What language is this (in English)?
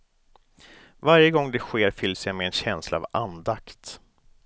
Swedish